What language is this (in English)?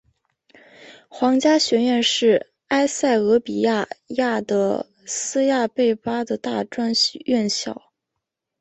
Chinese